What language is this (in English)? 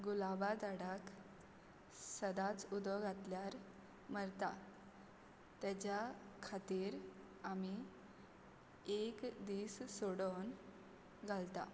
Konkani